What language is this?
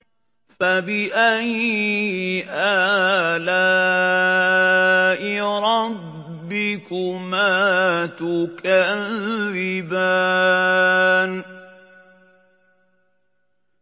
Arabic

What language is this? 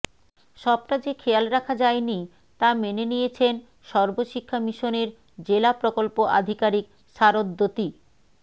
Bangla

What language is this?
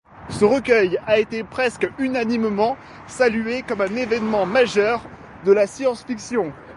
French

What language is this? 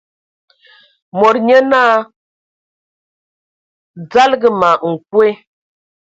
Ewondo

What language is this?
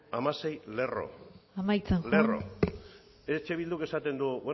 Basque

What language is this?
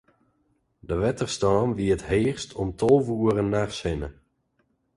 Western Frisian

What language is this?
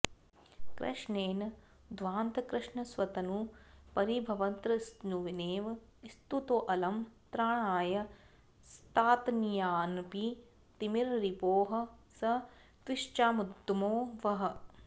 Sanskrit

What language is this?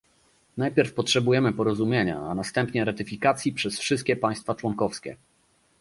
Polish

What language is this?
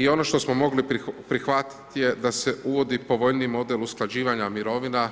Croatian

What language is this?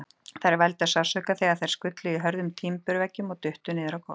Icelandic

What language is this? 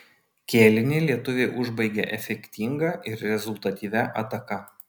Lithuanian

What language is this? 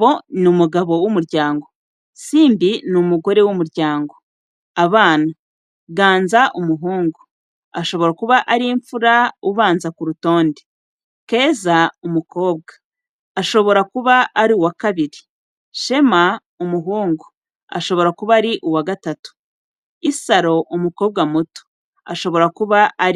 Kinyarwanda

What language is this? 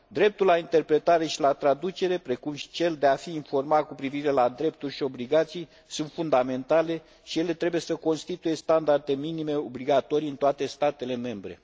Romanian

